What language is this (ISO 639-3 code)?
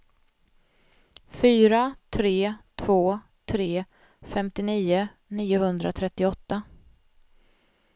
swe